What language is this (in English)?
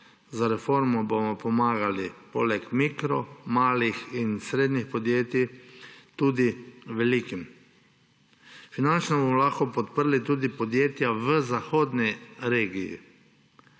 Slovenian